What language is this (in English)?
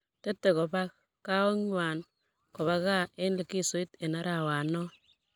Kalenjin